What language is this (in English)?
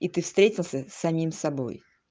Russian